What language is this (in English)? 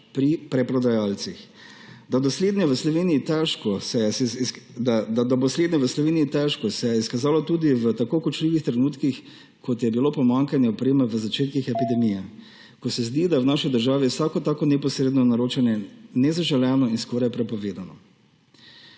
Slovenian